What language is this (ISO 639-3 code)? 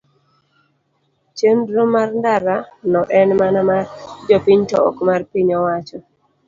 luo